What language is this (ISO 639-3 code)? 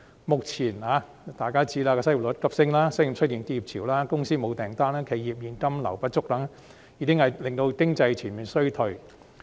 yue